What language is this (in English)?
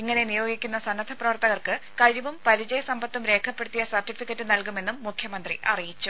Malayalam